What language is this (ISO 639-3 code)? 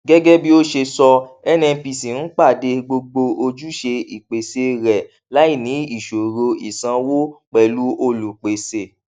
yor